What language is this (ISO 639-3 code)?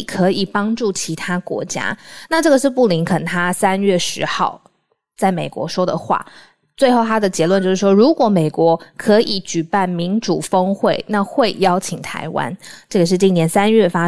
zho